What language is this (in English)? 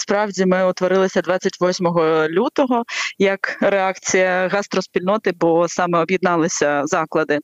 Ukrainian